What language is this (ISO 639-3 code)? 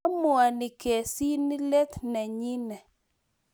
kln